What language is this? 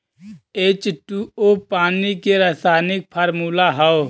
Bhojpuri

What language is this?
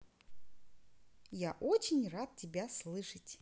Russian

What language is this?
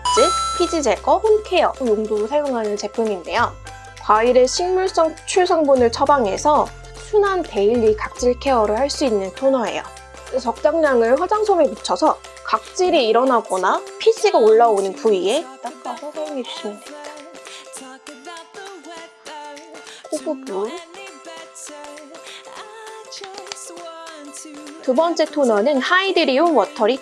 Korean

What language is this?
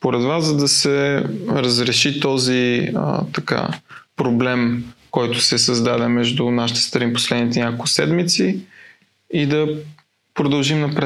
Bulgarian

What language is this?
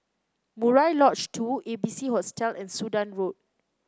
English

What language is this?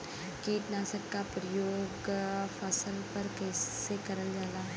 Bhojpuri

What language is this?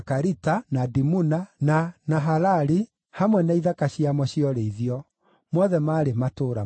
Kikuyu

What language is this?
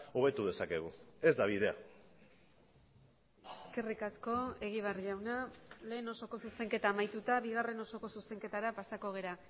Basque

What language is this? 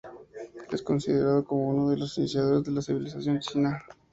Spanish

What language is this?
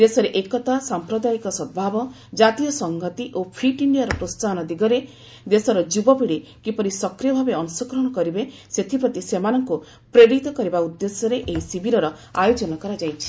Odia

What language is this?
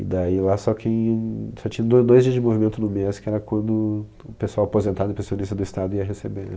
Portuguese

